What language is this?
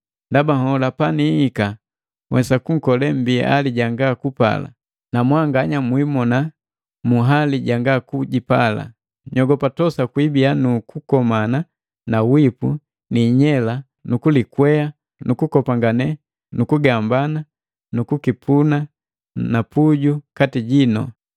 Matengo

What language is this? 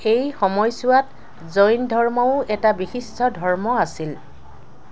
Assamese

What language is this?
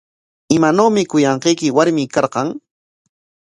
Corongo Ancash Quechua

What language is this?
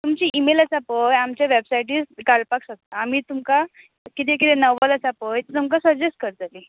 Konkani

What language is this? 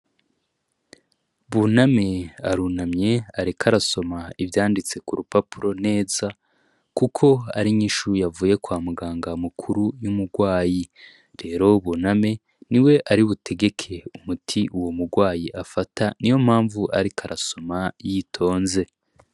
Rundi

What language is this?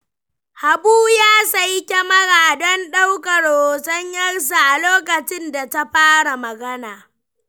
Hausa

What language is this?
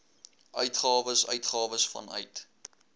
Afrikaans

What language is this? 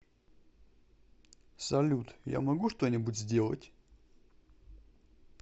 Russian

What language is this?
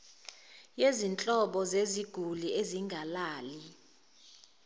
Zulu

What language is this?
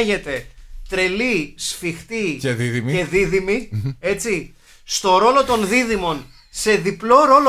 Greek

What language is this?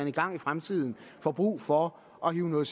Danish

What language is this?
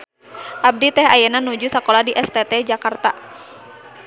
Sundanese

